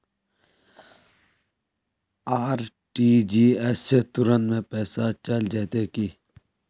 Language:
Magahi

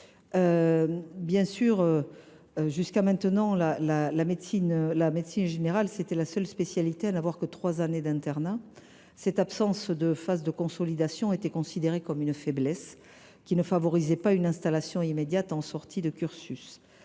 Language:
French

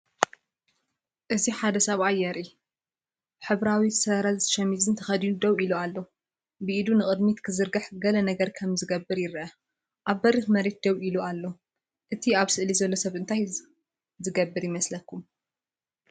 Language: Tigrinya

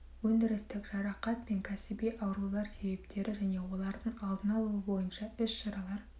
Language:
Kazakh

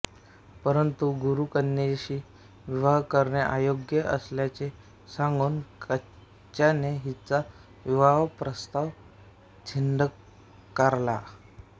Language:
Marathi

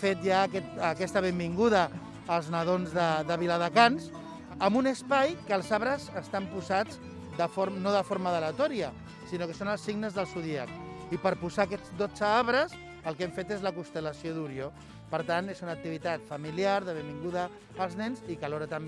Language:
Catalan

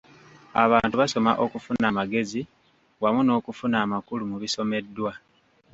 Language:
Ganda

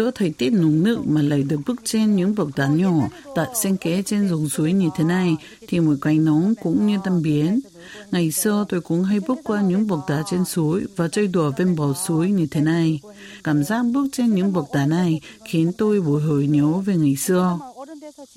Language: Vietnamese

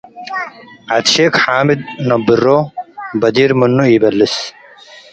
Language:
Tigre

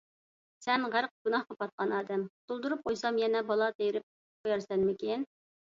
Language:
Uyghur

